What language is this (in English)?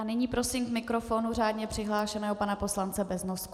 Czech